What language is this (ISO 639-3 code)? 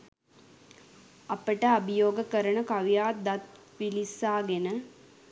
sin